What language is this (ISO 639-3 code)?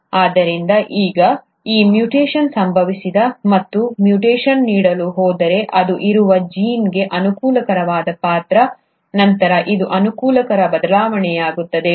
kan